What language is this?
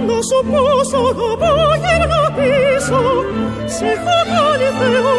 Greek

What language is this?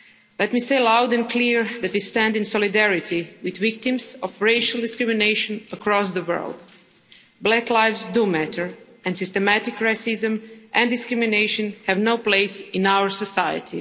English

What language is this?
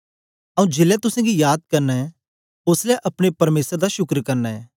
Dogri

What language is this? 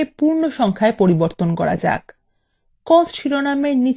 Bangla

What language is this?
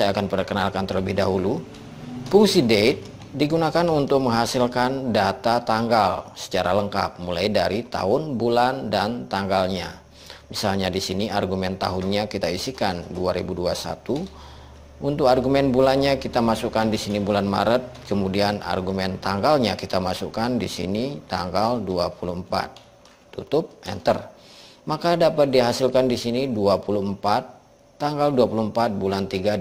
Indonesian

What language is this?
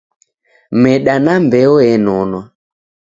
Taita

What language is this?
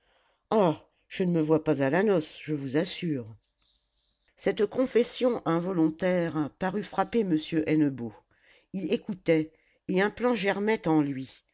French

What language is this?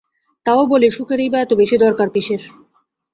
Bangla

